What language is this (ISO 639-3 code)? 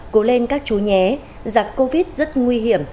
vie